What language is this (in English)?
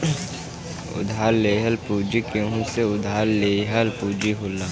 Bhojpuri